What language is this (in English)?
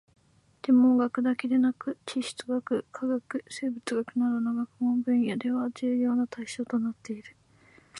Japanese